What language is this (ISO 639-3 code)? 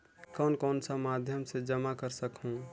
hne